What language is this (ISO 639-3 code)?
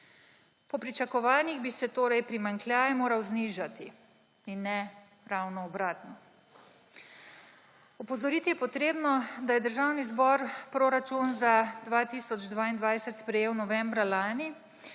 slv